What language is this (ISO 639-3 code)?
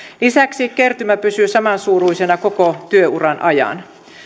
fin